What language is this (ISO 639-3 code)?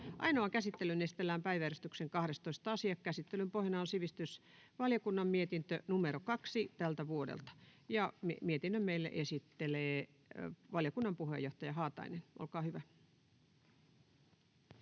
fin